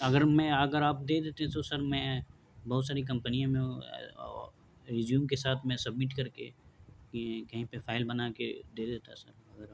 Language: Urdu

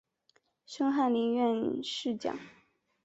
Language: Chinese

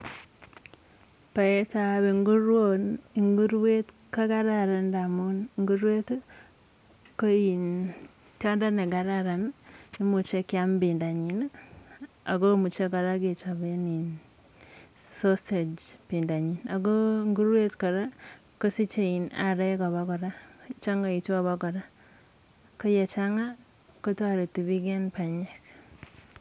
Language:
Kalenjin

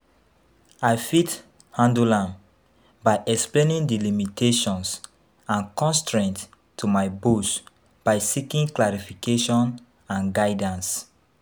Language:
Nigerian Pidgin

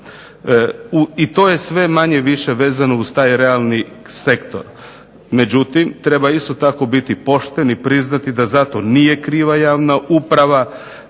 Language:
Croatian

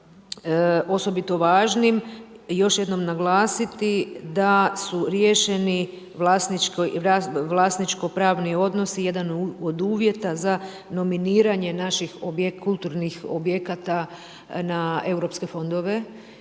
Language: Croatian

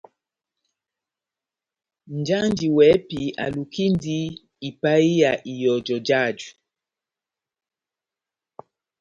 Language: Batanga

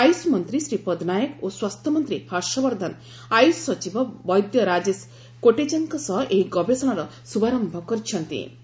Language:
Odia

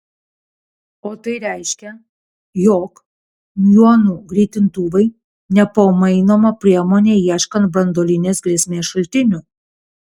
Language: Lithuanian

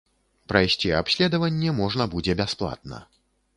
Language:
Belarusian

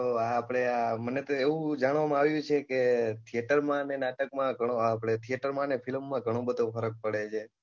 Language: Gujarati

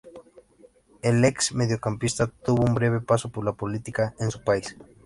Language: Spanish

